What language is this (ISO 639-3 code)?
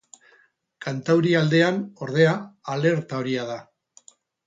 eus